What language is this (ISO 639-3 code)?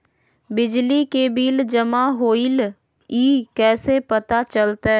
mag